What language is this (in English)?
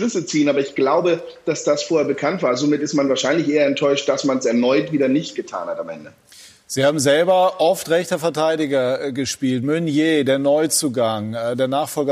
German